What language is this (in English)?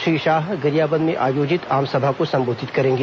Hindi